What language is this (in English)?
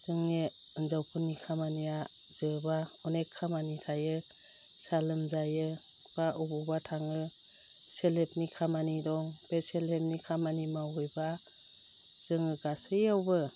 Bodo